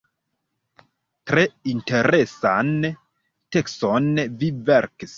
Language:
Esperanto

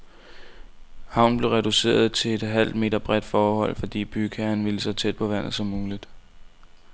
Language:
Danish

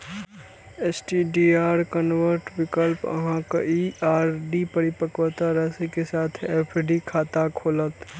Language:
Maithili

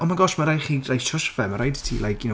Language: Welsh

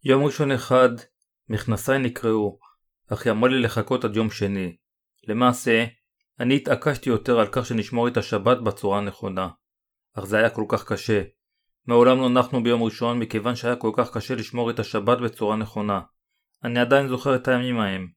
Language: Hebrew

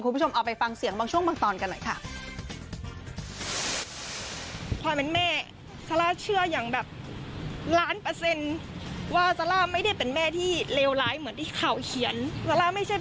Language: Thai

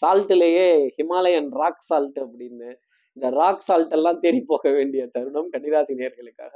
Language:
Tamil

